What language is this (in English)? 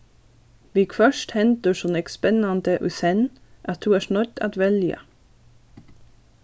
Faroese